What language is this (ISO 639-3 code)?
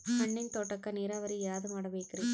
kan